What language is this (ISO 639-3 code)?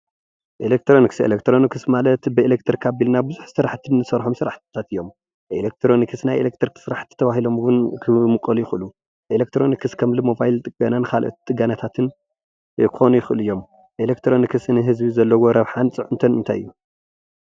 tir